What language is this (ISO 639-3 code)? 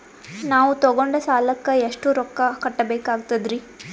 kan